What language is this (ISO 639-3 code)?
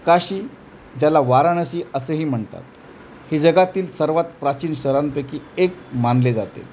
mar